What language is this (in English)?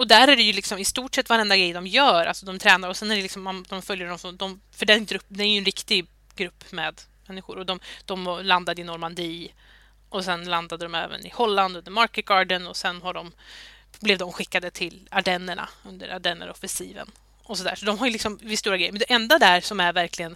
Swedish